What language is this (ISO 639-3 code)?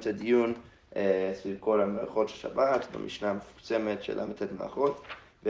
heb